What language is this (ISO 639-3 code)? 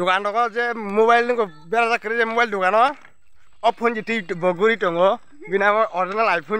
tha